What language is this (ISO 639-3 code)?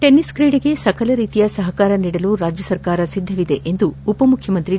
kan